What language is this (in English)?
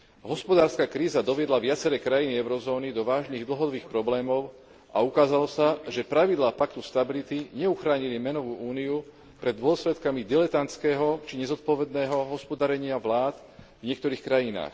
Slovak